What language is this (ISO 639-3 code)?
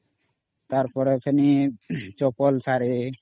ori